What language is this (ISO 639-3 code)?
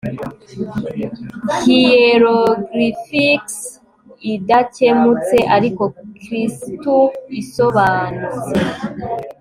kin